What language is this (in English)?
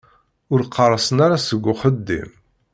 Kabyle